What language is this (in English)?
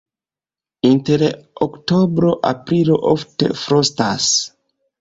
Esperanto